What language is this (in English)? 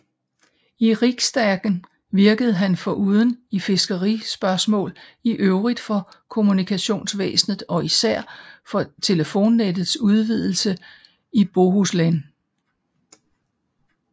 Danish